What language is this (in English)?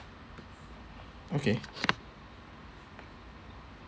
English